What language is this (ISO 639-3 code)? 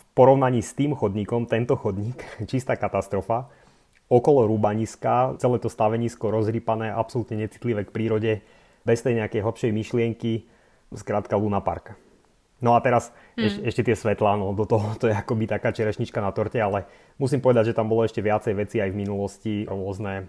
slk